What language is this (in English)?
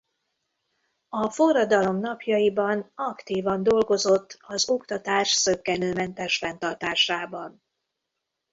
Hungarian